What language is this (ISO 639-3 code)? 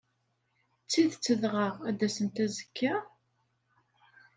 kab